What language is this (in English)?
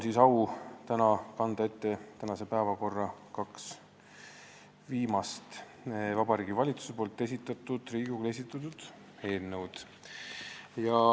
Estonian